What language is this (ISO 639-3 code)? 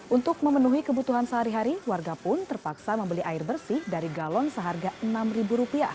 ind